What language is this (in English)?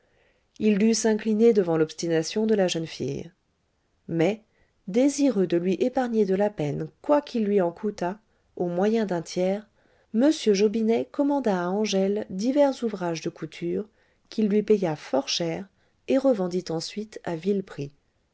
French